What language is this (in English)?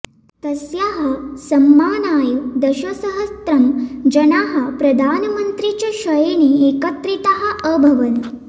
Sanskrit